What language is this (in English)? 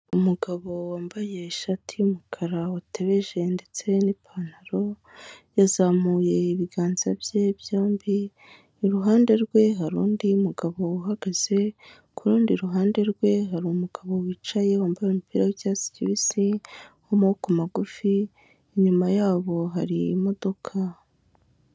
Kinyarwanda